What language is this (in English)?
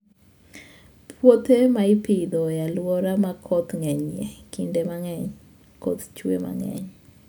Luo (Kenya and Tanzania)